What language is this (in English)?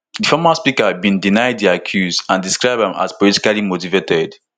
Nigerian Pidgin